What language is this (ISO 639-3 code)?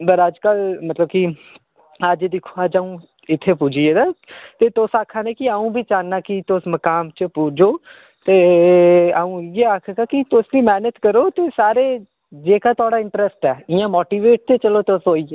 doi